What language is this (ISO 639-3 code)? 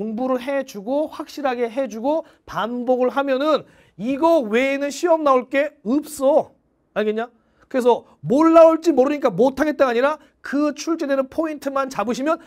kor